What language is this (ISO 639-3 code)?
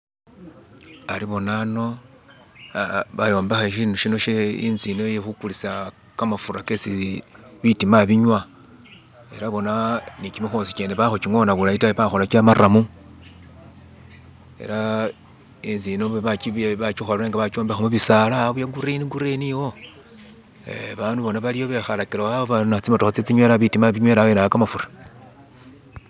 myx